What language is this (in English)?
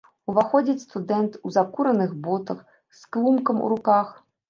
Belarusian